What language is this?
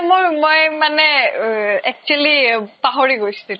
Assamese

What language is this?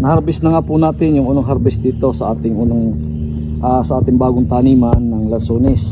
Filipino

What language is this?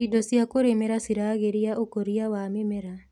Kikuyu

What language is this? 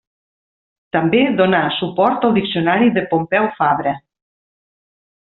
Catalan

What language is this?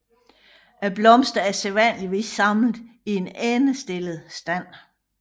Danish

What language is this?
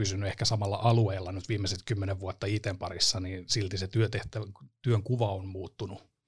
Finnish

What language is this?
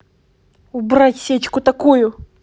Russian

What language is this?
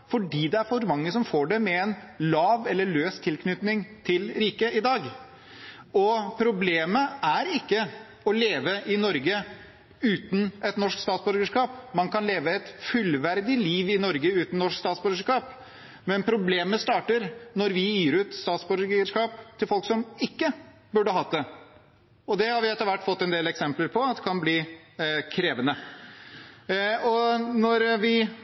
Norwegian Bokmål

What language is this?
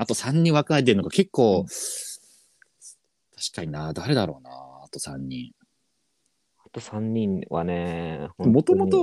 Japanese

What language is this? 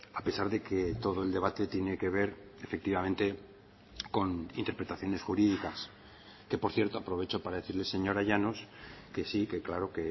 Spanish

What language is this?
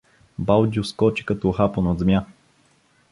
Bulgarian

